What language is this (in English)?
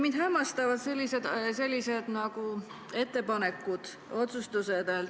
Estonian